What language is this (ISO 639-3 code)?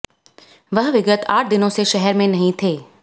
hin